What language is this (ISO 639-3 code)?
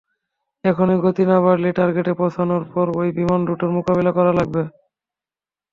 ben